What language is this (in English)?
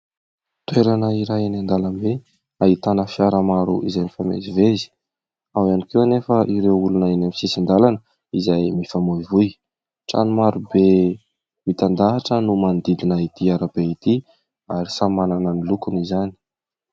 Malagasy